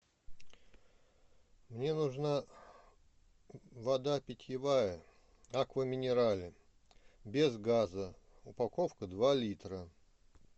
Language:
Russian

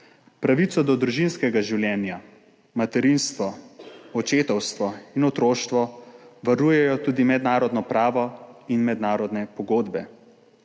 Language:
Slovenian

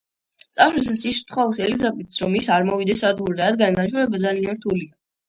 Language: Georgian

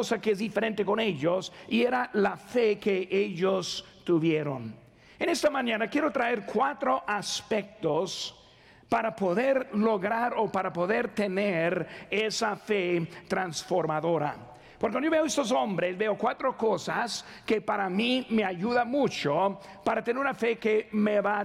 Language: Spanish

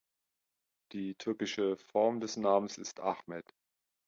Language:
German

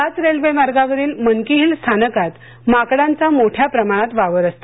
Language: Marathi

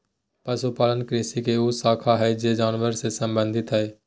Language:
Magahi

